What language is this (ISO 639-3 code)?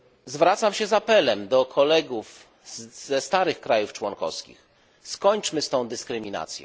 pol